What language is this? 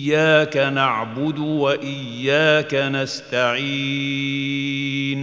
Arabic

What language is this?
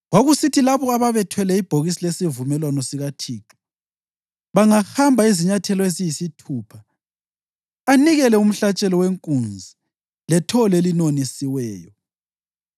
North Ndebele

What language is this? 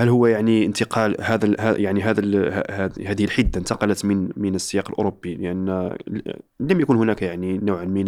Arabic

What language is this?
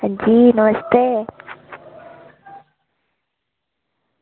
Dogri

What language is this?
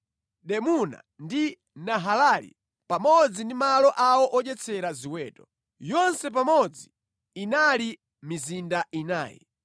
Nyanja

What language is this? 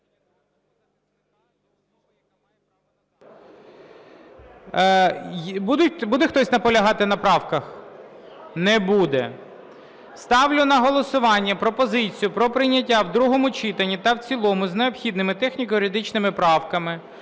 Ukrainian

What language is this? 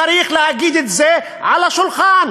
Hebrew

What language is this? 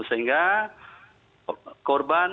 Indonesian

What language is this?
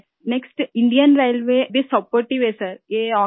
Urdu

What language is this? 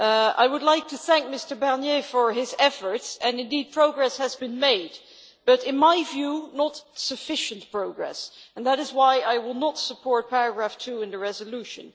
English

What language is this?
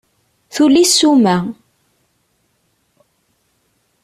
Kabyle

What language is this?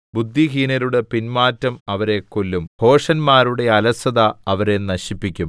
Malayalam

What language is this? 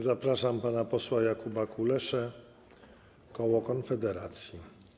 Polish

